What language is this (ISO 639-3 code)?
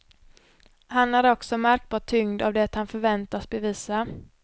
swe